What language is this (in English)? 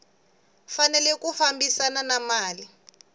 Tsonga